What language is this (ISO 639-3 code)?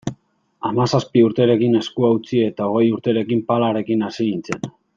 eus